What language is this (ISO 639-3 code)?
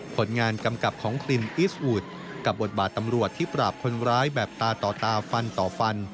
tha